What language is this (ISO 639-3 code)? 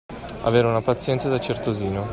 ita